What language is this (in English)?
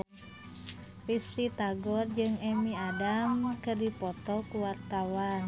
Sundanese